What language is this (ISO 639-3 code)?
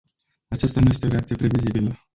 ron